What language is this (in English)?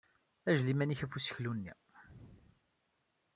Kabyle